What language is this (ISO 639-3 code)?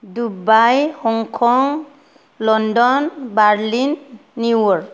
brx